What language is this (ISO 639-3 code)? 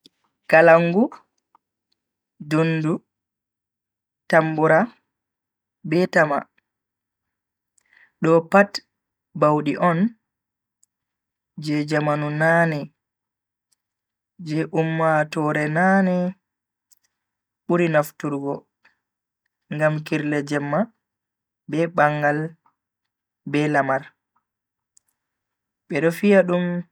fui